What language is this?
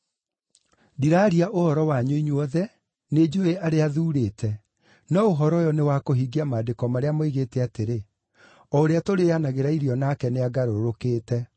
Kikuyu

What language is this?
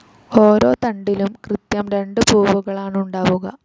Malayalam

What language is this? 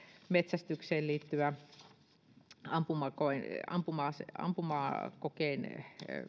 Finnish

